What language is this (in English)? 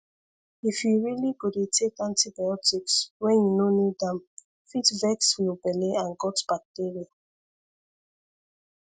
Nigerian Pidgin